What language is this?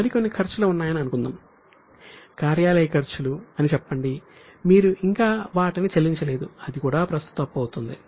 Telugu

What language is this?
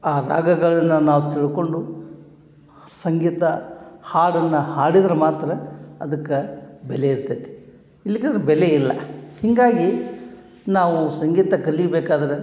Kannada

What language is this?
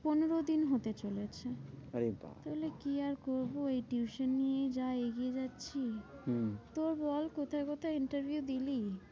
Bangla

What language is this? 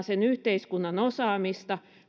Finnish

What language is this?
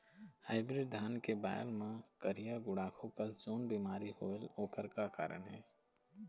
Chhattisgarhi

